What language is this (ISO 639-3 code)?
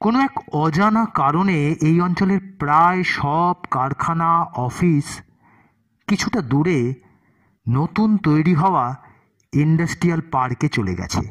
ben